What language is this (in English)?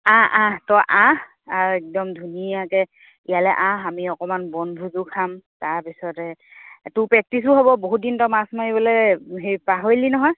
Assamese